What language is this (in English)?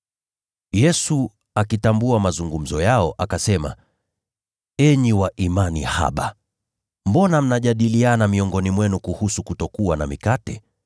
Swahili